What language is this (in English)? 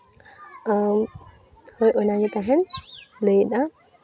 Santali